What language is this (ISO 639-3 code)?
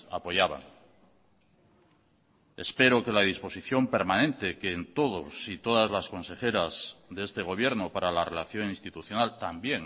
spa